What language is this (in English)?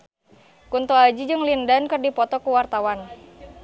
Sundanese